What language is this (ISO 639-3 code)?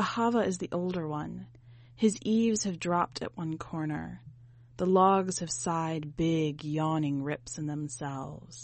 eng